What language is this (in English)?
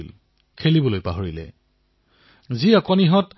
Assamese